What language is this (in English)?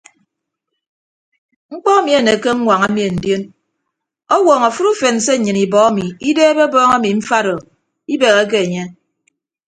Ibibio